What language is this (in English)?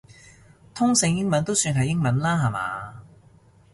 Cantonese